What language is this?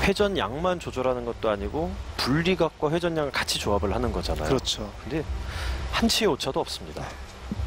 Korean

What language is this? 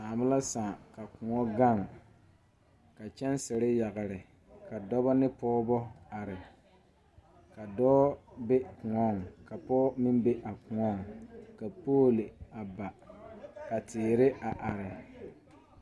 Southern Dagaare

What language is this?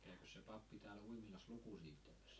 Finnish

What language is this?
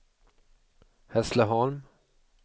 Swedish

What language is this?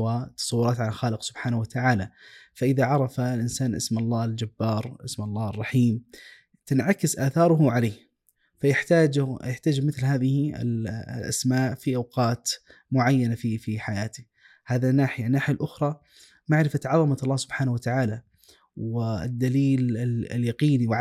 Arabic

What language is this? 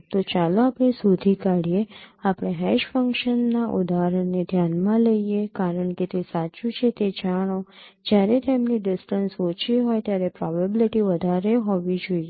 Gujarati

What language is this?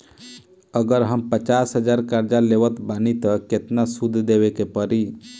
Bhojpuri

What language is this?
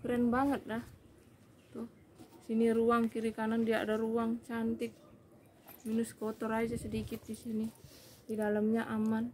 Indonesian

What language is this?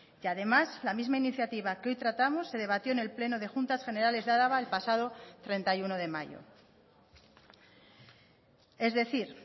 Spanish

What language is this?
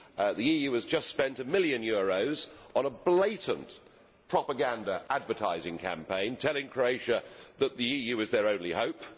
English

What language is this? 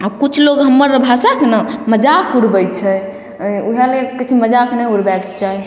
Maithili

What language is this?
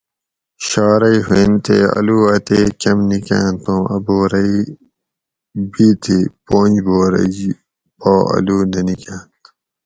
Gawri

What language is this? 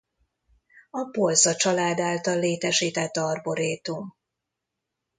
Hungarian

